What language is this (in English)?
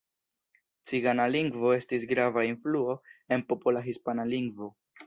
Esperanto